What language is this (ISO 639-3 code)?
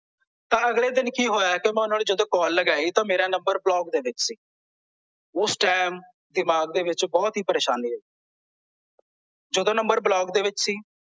pan